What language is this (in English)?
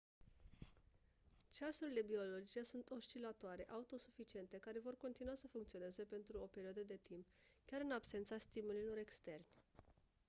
Romanian